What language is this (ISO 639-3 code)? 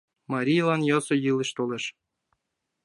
chm